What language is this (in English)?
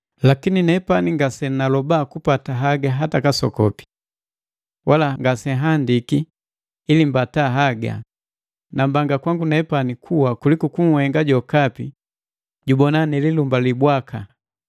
Matengo